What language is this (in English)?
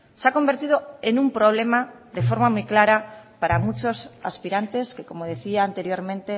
Spanish